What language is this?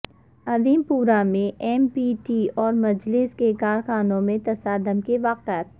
Urdu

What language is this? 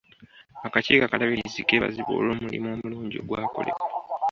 Ganda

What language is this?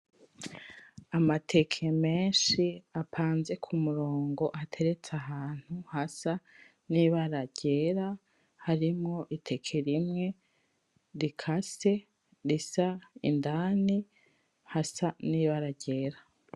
Rundi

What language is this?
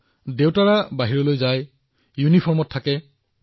Assamese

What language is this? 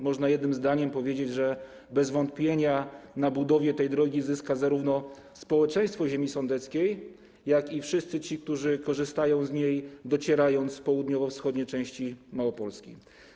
Polish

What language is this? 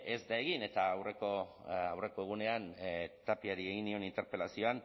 Basque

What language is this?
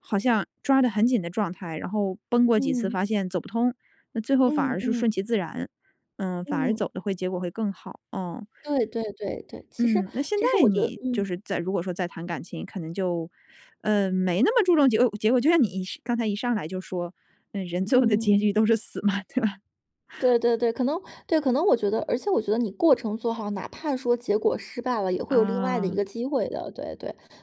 Chinese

